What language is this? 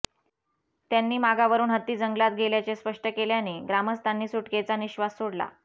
Marathi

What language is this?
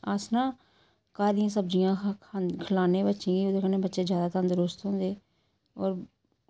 Dogri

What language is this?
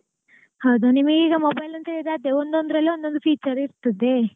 Kannada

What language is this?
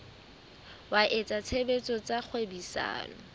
Southern Sotho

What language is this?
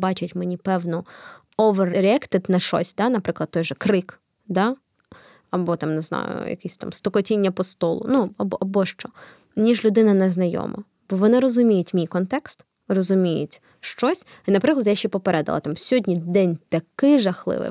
Ukrainian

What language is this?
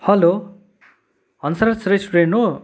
Nepali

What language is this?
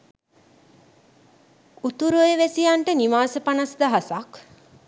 Sinhala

